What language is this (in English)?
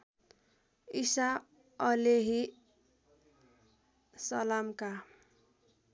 Nepali